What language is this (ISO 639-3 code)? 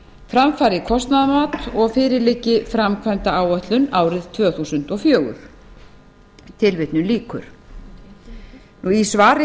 isl